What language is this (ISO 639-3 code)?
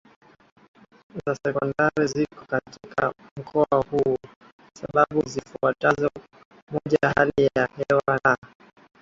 swa